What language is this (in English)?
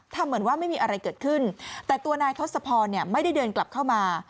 Thai